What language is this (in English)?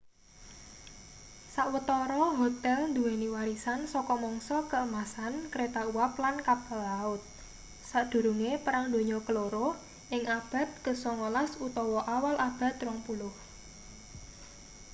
Javanese